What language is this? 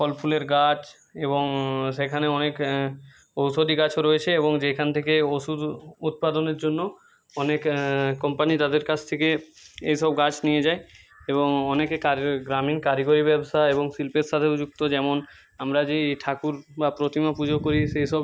Bangla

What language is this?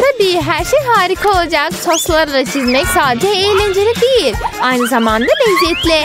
Turkish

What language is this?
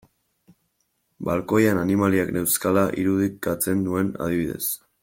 Basque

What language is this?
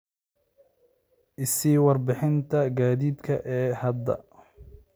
Somali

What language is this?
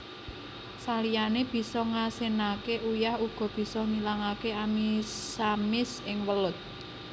Javanese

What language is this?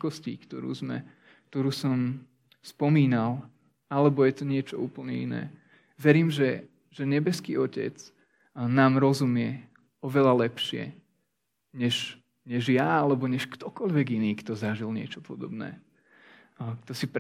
Slovak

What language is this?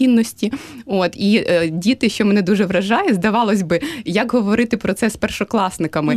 Ukrainian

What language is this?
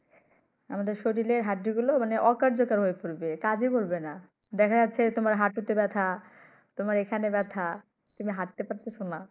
Bangla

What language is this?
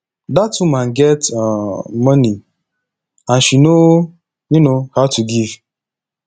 Nigerian Pidgin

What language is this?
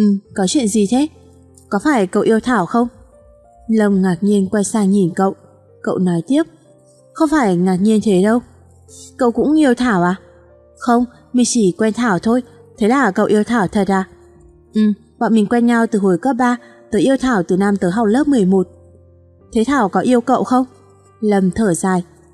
Vietnamese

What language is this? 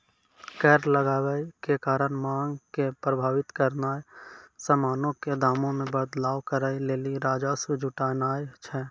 Maithili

